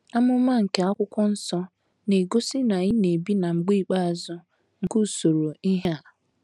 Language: Igbo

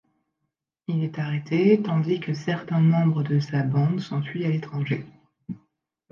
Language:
French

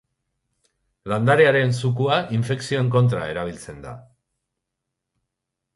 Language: Basque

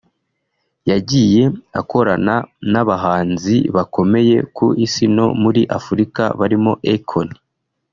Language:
Kinyarwanda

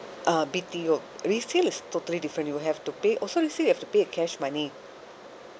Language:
English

